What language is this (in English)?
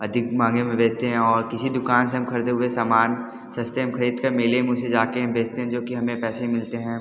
Hindi